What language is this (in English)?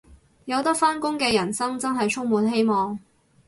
Cantonese